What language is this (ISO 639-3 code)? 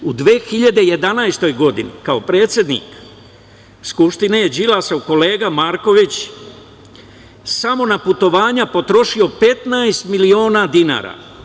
srp